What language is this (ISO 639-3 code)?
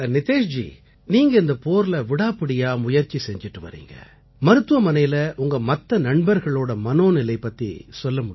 tam